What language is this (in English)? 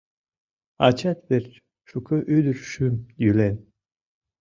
Mari